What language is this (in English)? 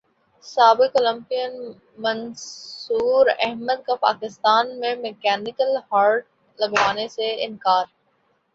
Urdu